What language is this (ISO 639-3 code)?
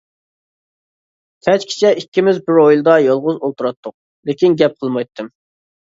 uig